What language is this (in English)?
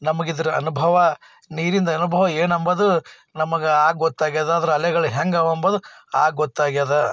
Kannada